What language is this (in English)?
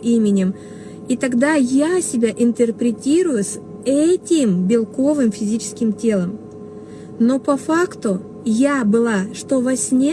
Russian